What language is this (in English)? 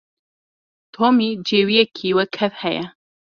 Kurdish